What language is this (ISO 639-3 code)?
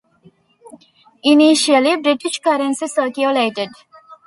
eng